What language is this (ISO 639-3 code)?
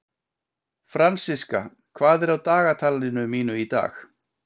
isl